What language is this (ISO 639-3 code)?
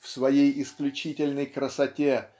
rus